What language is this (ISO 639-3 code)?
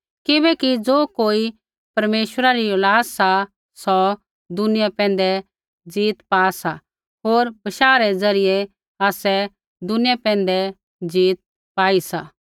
kfx